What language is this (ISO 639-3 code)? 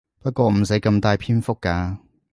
yue